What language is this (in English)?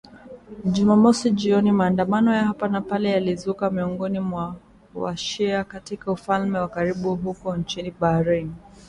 Swahili